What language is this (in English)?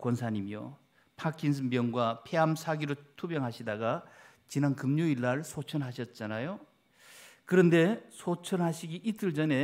Korean